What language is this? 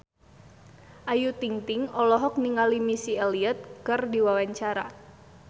Sundanese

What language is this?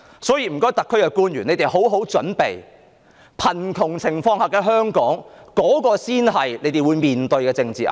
Cantonese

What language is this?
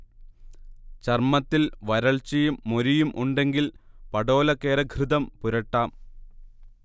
Malayalam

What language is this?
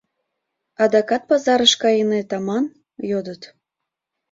Mari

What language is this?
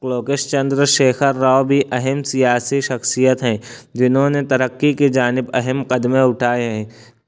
Urdu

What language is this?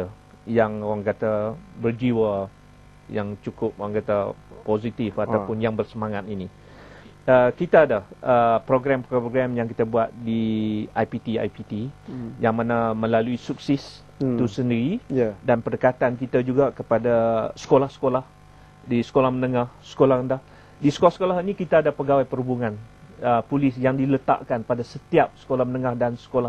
Malay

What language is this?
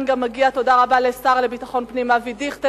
Hebrew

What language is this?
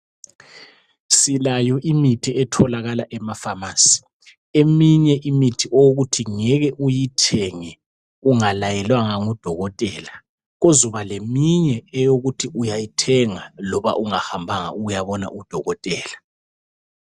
North Ndebele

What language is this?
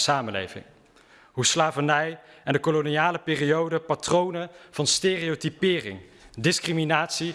Dutch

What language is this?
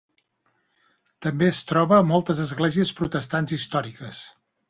Catalan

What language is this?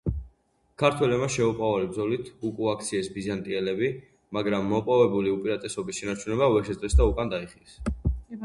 Georgian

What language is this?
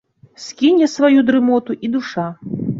Belarusian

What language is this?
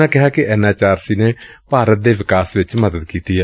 Punjabi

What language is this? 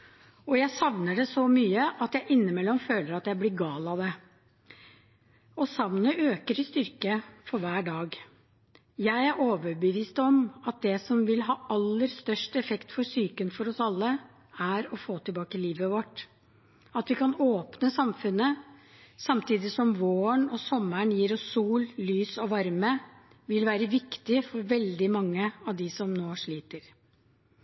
Norwegian Bokmål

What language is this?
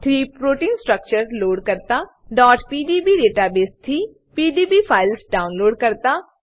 Gujarati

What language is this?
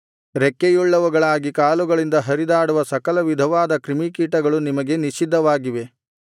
Kannada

